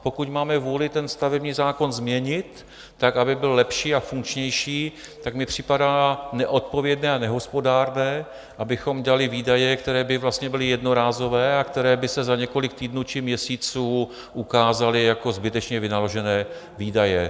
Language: Czech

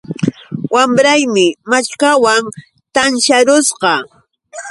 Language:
Yauyos Quechua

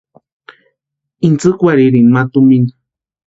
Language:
Western Highland Purepecha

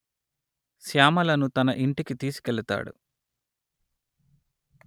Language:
Telugu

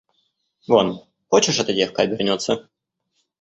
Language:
Russian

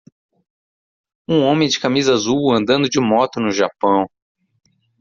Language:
Portuguese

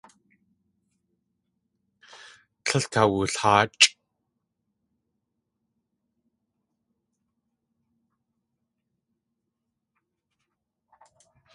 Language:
Tlingit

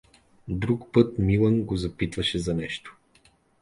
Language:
Bulgarian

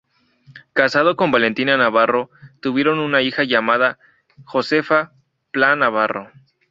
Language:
Spanish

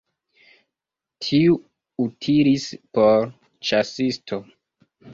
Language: Esperanto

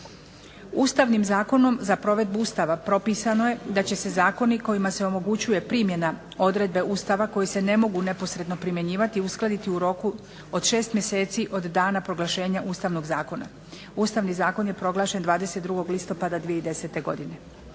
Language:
Croatian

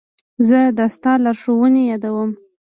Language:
Pashto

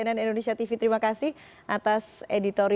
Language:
Indonesian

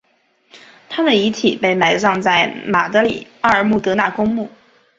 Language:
Chinese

